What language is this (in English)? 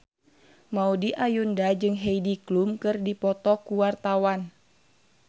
Sundanese